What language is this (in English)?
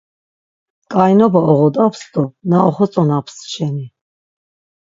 Laz